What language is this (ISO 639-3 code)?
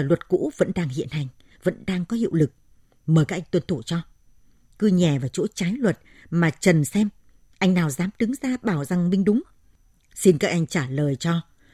vie